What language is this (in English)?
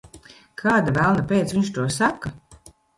Latvian